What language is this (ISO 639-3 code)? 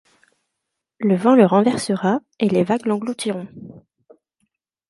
fra